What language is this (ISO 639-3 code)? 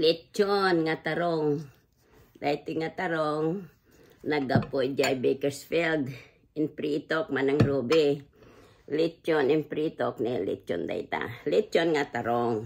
fil